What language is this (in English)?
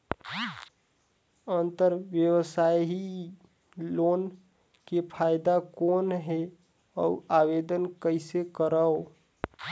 Chhattisgarhi